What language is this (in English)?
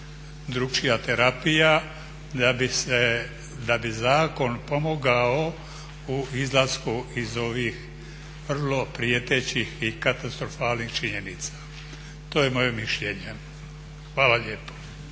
Croatian